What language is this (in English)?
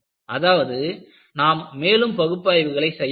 Tamil